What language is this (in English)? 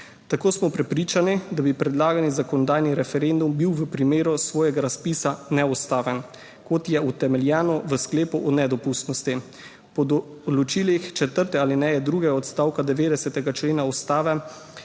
Slovenian